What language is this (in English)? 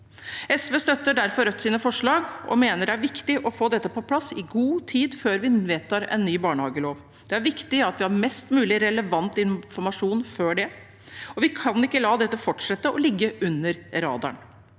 Norwegian